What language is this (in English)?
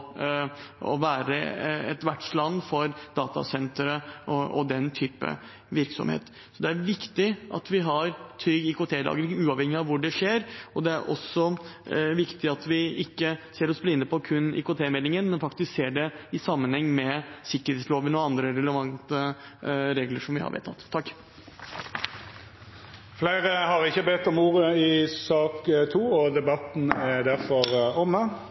Norwegian